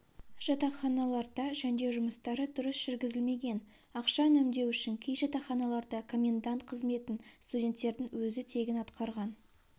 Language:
Kazakh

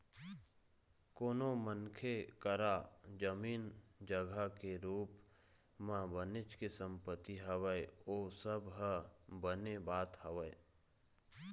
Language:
Chhattisgarhi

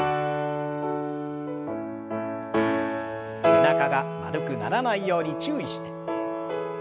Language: Japanese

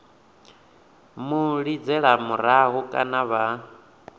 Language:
Venda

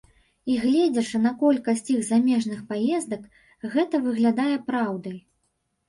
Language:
Belarusian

